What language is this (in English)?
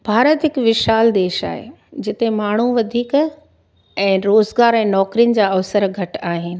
Sindhi